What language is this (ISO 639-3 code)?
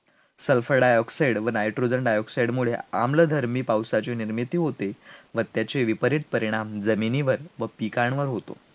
mar